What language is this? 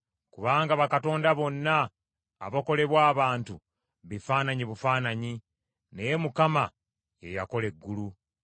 Ganda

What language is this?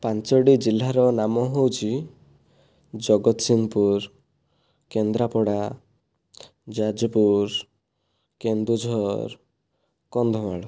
Odia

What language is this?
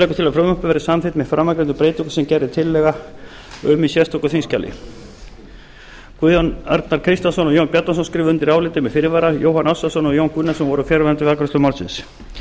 Icelandic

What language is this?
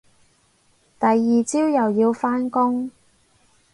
Cantonese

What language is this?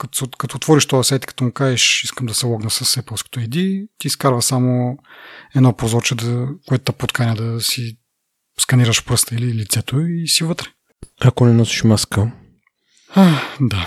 Bulgarian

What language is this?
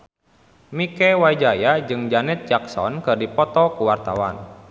Sundanese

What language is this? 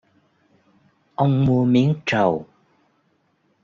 Vietnamese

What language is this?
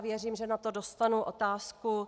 Czech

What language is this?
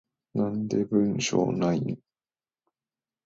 Japanese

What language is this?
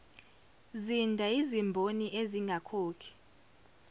Zulu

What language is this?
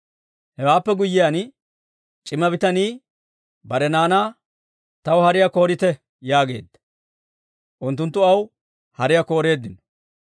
Dawro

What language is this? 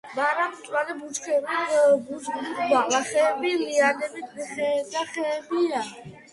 Georgian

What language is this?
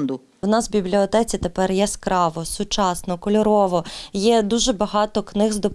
Ukrainian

